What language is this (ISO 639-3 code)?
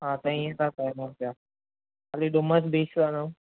snd